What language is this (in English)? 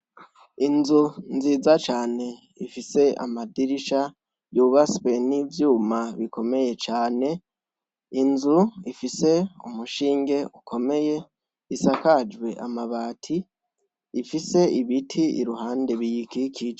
Rundi